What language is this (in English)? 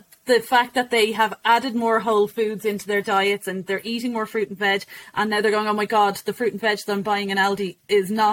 English